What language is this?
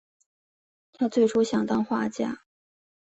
Chinese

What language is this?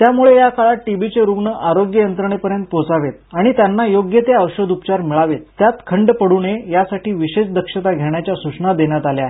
Marathi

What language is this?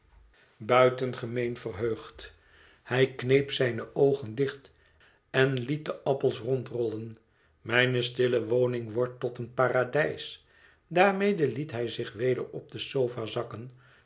Dutch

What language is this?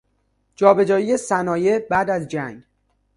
Persian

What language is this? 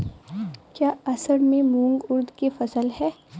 Hindi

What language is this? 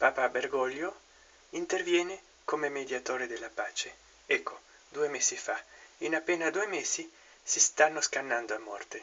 Italian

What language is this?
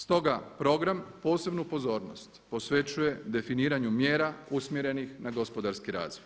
Croatian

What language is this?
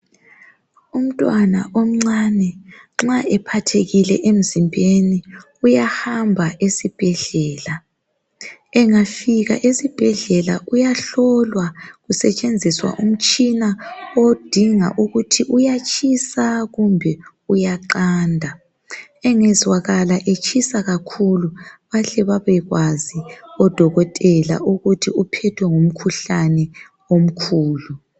North Ndebele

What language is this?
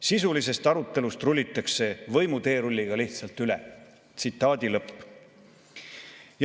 Estonian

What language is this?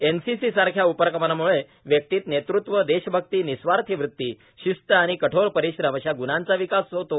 Marathi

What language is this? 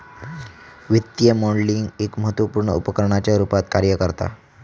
Marathi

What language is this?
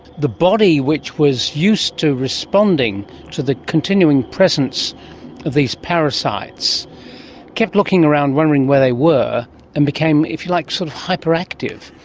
English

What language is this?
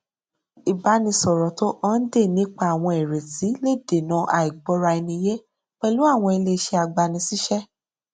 Yoruba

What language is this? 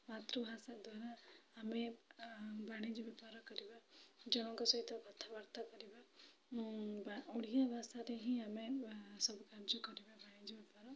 Odia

